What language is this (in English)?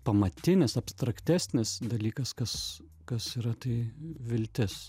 Lithuanian